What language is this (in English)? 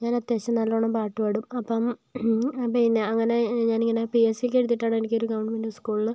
Malayalam